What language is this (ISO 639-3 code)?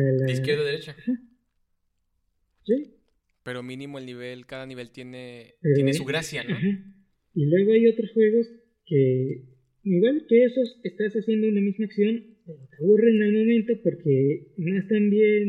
spa